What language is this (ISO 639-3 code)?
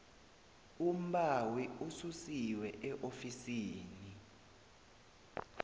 nbl